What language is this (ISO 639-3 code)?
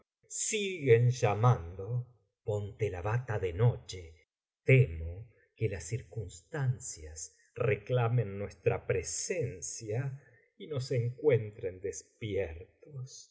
spa